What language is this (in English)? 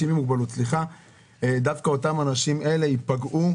Hebrew